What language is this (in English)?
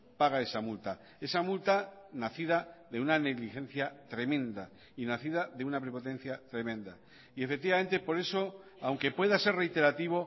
Spanish